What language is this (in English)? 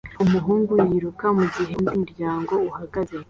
Kinyarwanda